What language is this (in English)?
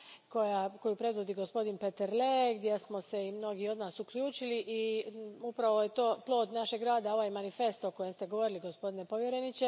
Croatian